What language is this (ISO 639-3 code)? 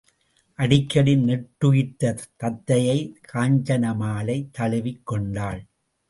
tam